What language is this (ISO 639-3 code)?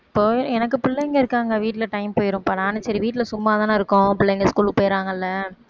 tam